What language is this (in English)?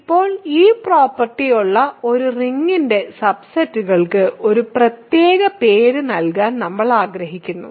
Malayalam